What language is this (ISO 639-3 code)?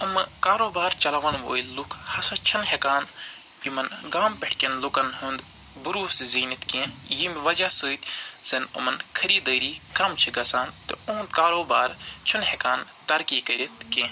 kas